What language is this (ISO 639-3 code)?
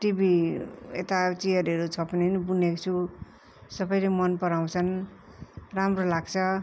nep